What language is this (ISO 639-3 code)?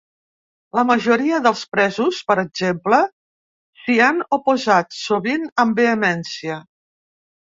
cat